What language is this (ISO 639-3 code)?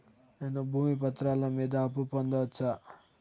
tel